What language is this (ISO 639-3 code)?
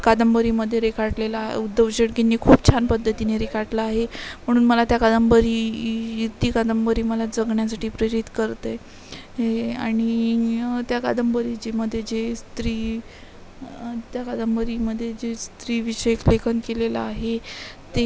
mar